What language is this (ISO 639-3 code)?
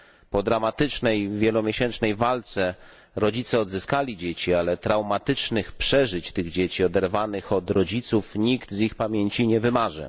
pol